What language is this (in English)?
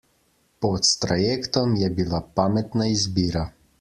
Slovenian